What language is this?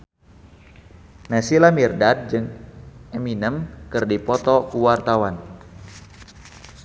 Sundanese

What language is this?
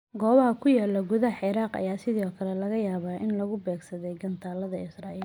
Somali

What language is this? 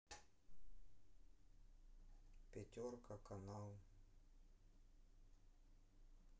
Russian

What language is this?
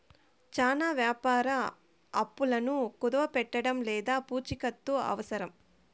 Telugu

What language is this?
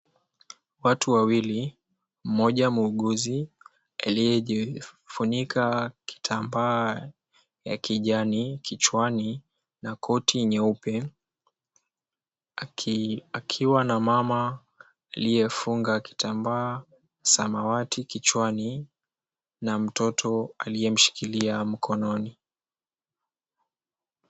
Swahili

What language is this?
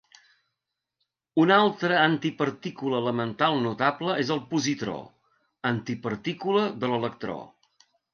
Catalan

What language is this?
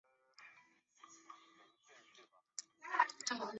Chinese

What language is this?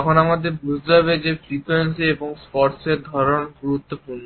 Bangla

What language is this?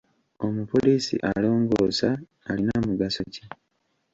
Ganda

